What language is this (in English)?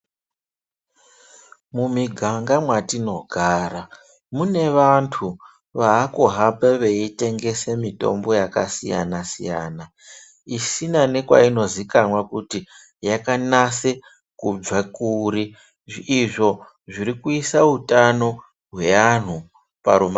Ndau